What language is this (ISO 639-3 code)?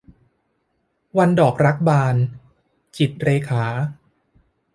tha